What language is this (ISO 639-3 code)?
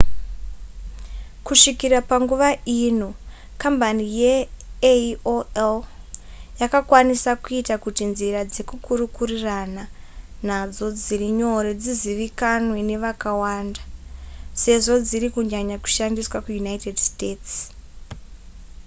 sna